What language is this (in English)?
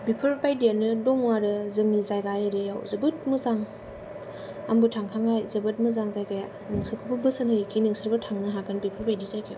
Bodo